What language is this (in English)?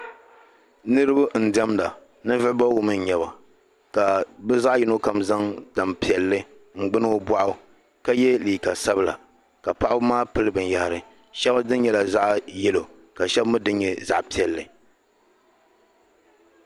Dagbani